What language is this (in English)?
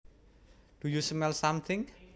Javanese